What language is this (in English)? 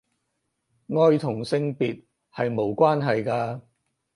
Cantonese